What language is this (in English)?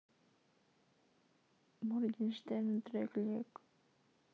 Russian